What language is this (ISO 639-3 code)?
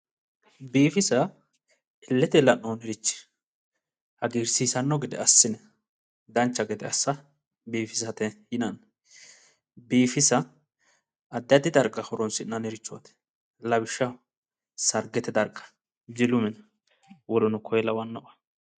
sid